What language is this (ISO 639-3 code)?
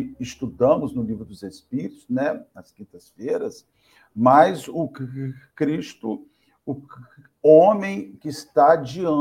por